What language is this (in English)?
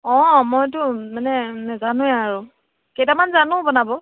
Assamese